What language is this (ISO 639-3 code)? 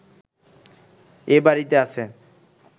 ben